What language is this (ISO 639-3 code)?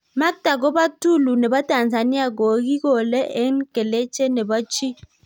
kln